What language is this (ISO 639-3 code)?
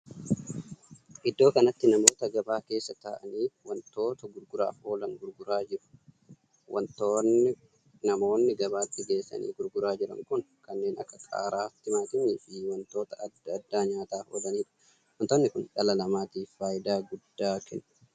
orm